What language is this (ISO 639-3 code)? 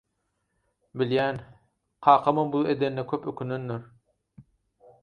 tuk